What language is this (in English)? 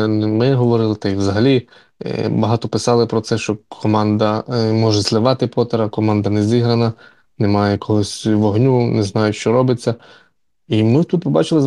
Ukrainian